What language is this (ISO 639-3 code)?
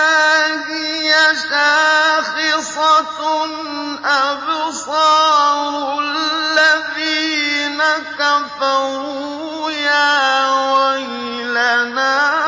ara